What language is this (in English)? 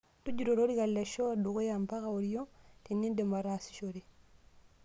Masai